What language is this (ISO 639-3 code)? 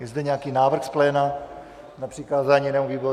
ces